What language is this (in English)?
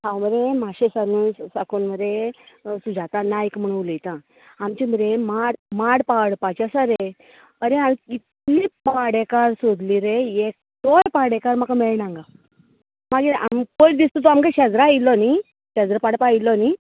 Konkani